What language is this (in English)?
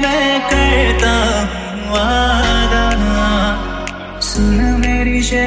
Hindi